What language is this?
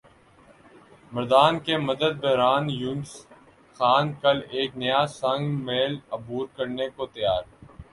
Urdu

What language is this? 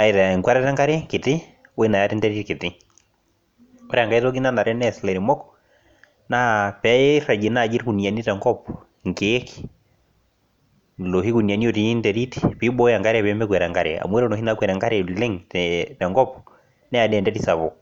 Masai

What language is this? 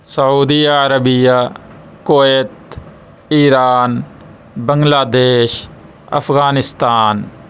Urdu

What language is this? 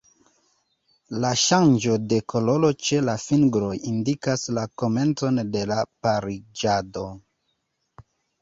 Esperanto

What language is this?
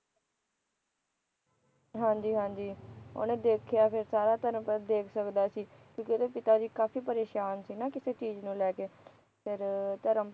Punjabi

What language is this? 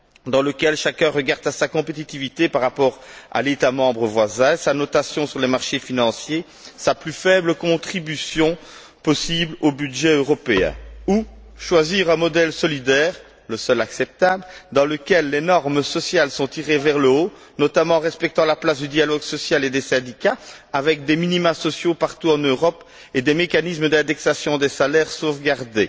French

